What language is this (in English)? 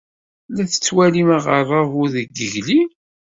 Kabyle